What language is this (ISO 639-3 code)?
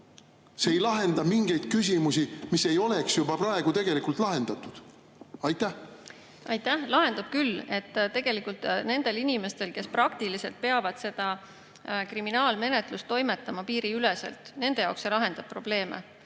est